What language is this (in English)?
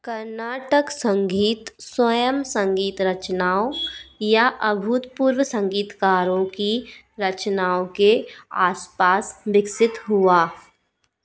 Hindi